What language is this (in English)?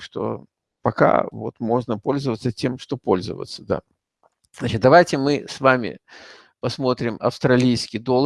Russian